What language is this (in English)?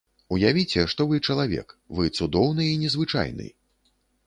Belarusian